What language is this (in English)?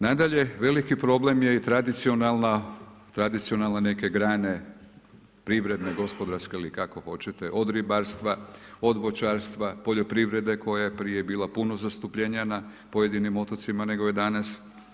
Croatian